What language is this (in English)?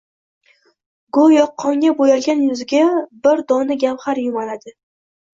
Uzbek